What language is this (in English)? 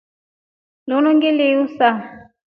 Rombo